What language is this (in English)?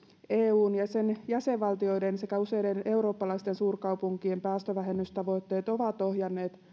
Finnish